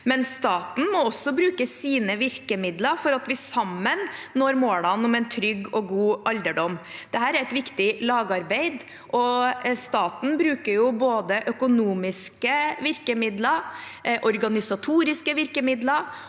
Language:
Norwegian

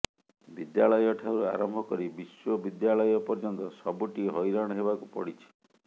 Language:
Odia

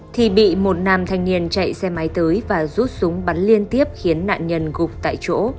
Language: Vietnamese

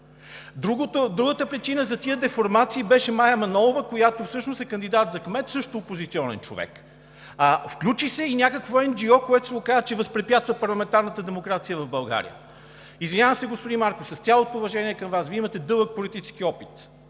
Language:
Bulgarian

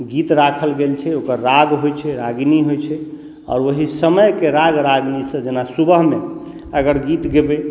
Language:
Maithili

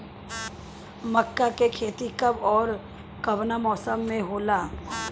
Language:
Bhojpuri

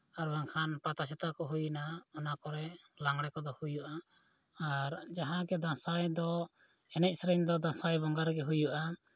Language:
Santali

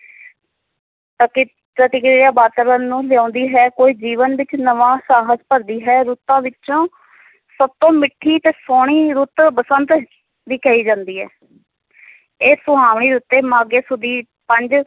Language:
Punjabi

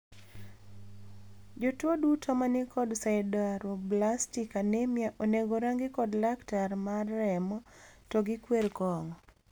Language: Luo (Kenya and Tanzania)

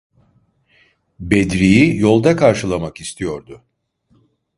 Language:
Turkish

